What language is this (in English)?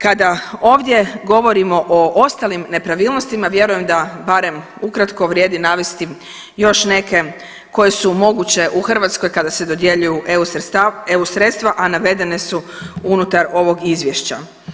Croatian